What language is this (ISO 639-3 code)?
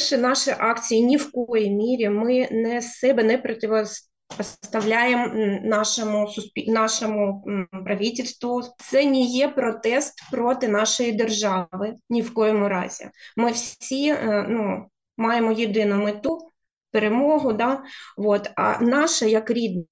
ukr